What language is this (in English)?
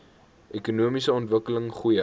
Afrikaans